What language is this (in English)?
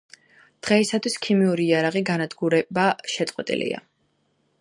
Georgian